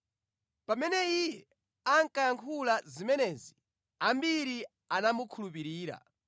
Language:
Nyanja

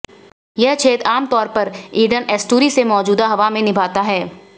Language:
Hindi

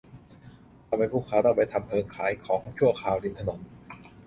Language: Thai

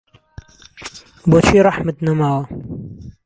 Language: Central Kurdish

